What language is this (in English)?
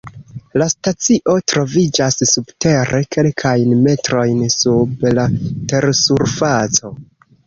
Esperanto